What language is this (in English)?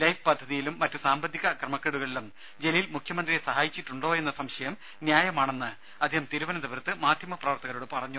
Malayalam